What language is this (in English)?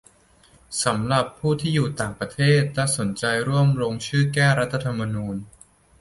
Thai